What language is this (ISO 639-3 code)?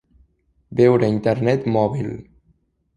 cat